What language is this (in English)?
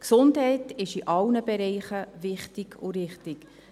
Swiss German